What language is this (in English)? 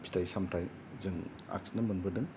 Bodo